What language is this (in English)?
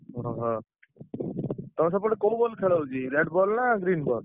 Odia